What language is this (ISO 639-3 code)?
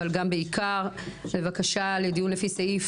heb